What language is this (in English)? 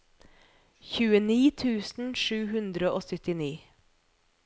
Norwegian